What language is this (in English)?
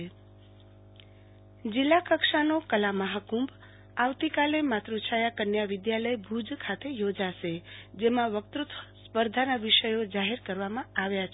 Gujarati